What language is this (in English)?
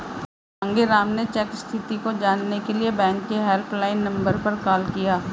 Hindi